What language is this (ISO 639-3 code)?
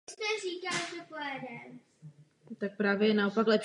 ces